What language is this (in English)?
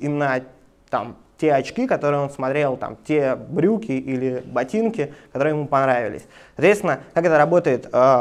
Russian